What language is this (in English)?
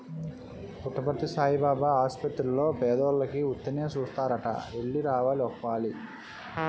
Telugu